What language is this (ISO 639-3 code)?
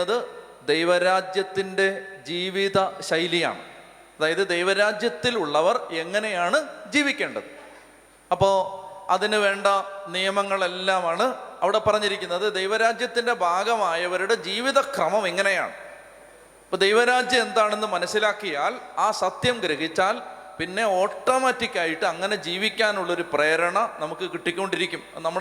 mal